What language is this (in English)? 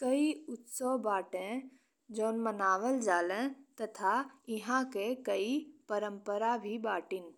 Bhojpuri